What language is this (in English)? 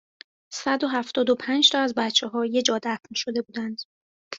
Persian